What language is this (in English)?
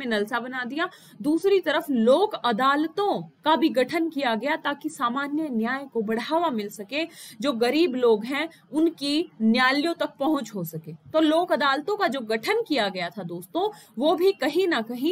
Hindi